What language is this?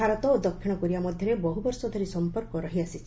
Odia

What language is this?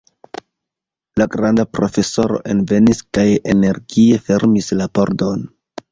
Esperanto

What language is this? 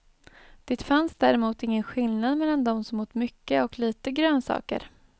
Swedish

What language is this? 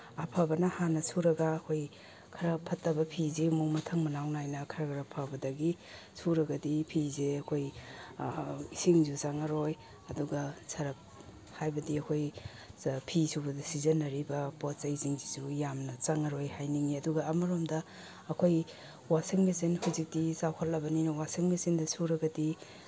Manipuri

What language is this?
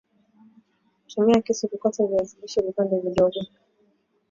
Swahili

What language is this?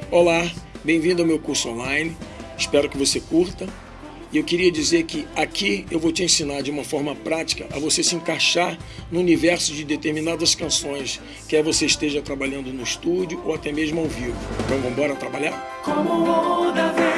Portuguese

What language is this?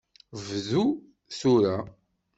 Kabyle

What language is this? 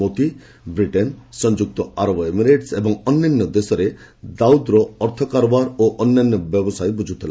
Odia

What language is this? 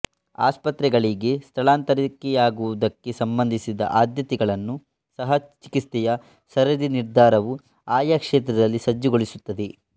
Kannada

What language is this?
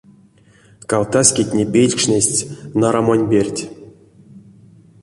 Erzya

